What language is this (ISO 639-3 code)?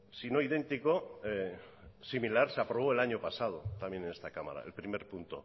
spa